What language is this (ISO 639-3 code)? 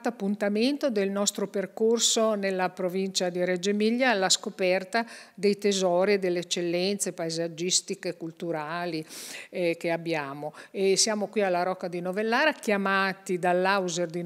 ita